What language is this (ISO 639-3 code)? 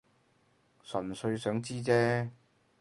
yue